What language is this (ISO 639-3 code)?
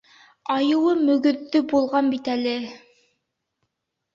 bak